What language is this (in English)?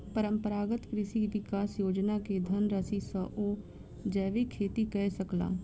Maithili